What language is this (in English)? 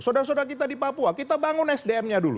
Indonesian